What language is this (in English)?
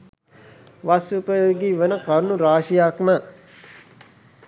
Sinhala